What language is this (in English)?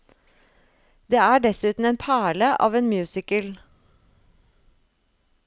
Norwegian